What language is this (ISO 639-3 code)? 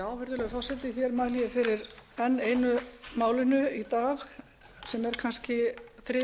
isl